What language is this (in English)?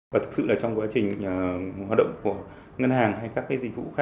Vietnamese